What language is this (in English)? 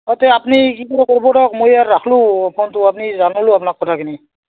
Assamese